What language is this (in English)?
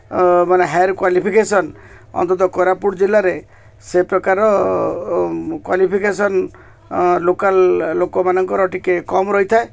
Odia